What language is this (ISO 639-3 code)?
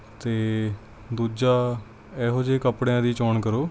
pan